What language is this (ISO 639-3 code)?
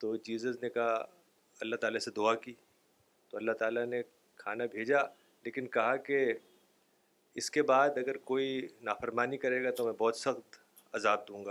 urd